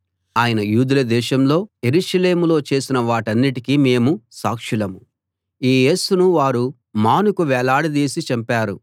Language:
Telugu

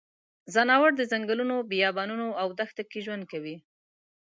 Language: Pashto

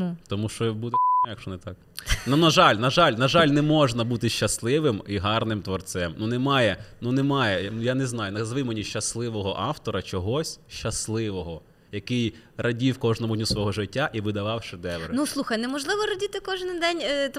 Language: Ukrainian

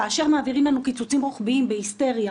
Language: Hebrew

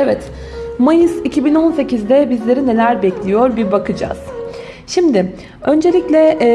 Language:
Turkish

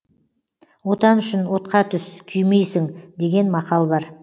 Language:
Kazakh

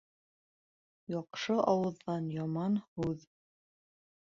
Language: Bashkir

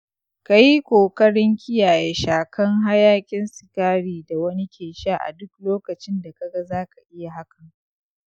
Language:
Hausa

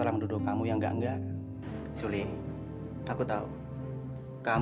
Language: Indonesian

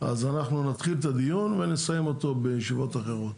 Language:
Hebrew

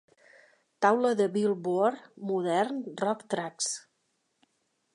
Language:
Catalan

